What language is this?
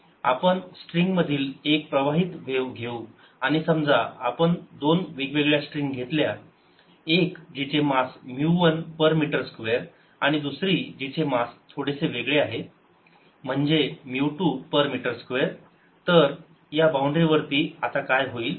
Marathi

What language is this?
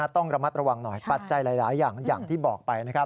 Thai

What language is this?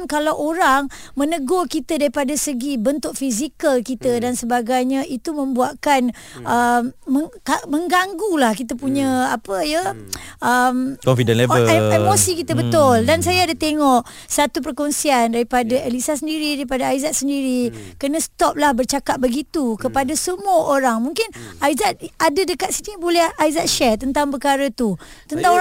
Malay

